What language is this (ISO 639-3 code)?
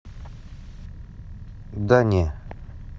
rus